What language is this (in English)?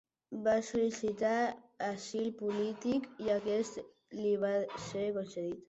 Catalan